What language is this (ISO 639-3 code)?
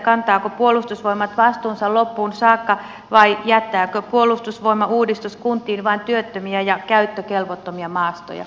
fin